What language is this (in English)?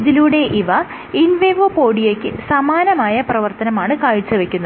Malayalam